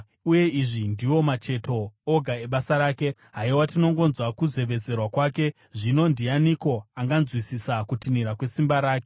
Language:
Shona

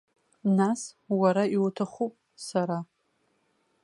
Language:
Abkhazian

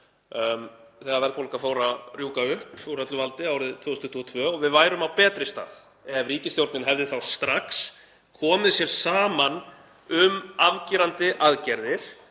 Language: Icelandic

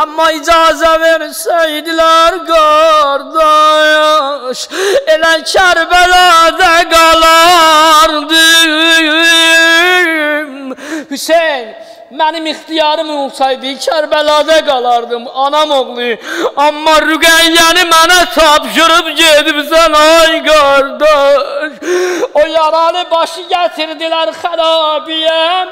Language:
Turkish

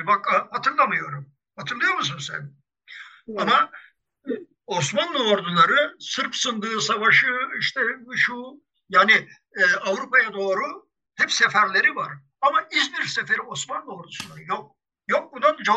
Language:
Turkish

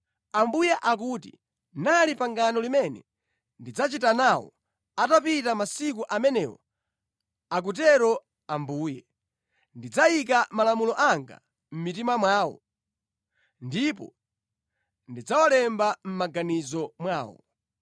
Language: Nyanja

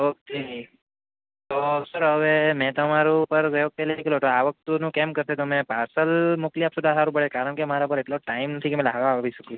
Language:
Gujarati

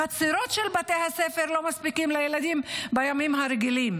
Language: Hebrew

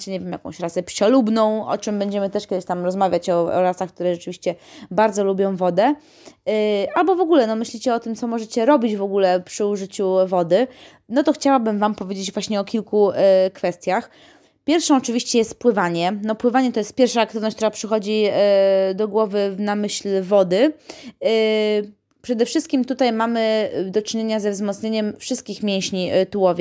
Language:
Polish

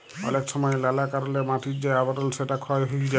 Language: Bangla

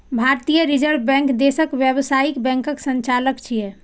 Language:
Maithili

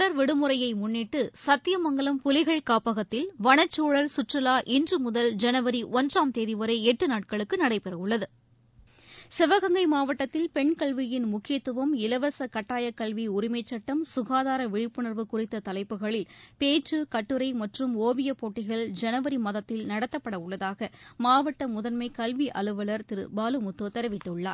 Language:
Tamil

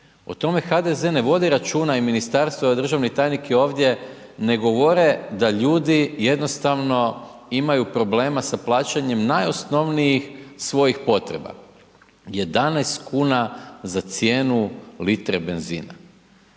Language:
Croatian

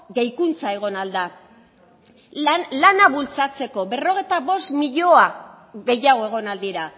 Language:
Basque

